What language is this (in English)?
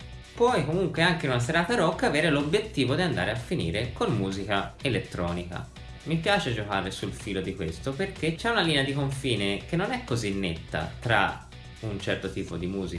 Italian